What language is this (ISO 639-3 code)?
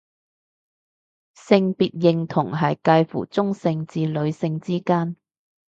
yue